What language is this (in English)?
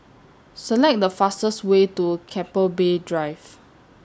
English